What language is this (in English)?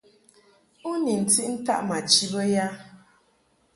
Mungaka